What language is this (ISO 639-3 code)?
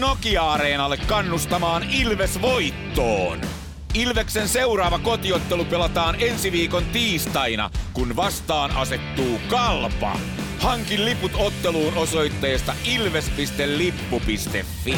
fin